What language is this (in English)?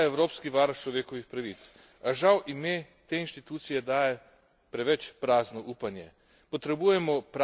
Slovenian